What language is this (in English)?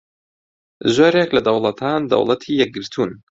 Central Kurdish